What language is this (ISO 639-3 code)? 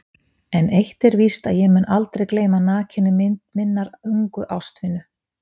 isl